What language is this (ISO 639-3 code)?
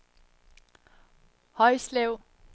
dan